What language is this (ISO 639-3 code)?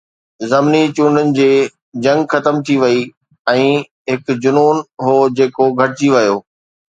snd